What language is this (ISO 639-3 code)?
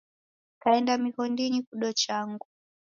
dav